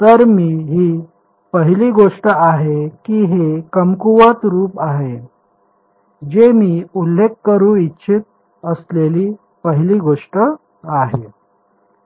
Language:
Marathi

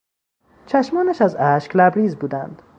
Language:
Persian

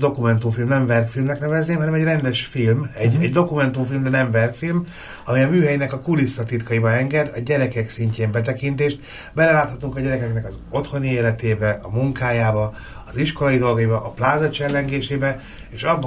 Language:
Hungarian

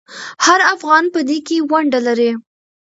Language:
Pashto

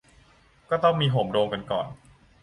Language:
Thai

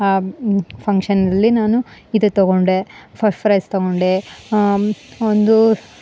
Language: Kannada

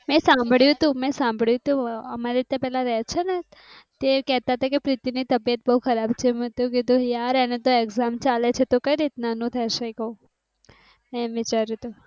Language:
Gujarati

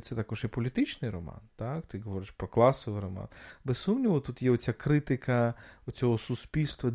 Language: Ukrainian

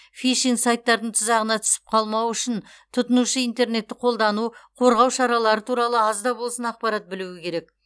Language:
Kazakh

